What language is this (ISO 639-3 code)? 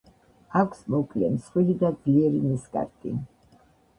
kat